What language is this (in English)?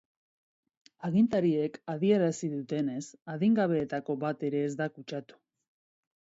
Basque